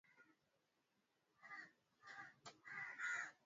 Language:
Swahili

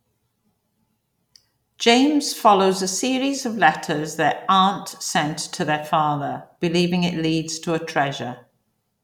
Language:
English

